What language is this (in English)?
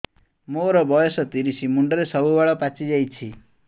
Odia